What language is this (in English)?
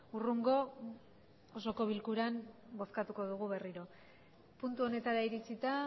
Basque